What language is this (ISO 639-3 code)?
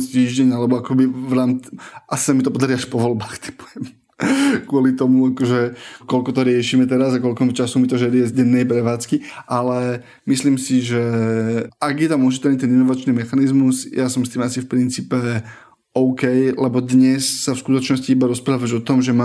slk